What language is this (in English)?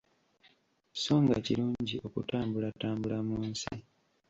Ganda